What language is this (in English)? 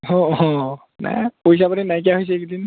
Assamese